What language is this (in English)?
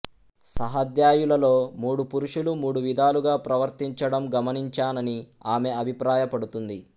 Telugu